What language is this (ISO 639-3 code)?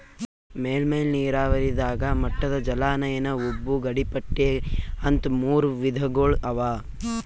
kan